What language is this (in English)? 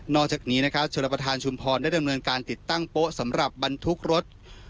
Thai